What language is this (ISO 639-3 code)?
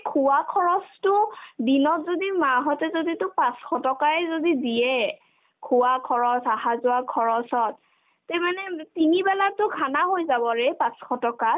asm